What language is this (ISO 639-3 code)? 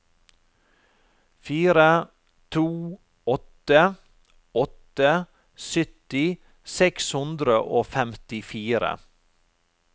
nor